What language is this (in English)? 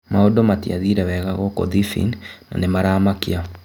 Kikuyu